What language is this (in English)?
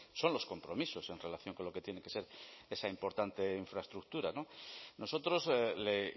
Spanish